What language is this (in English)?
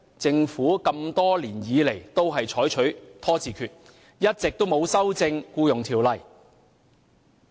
Cantonese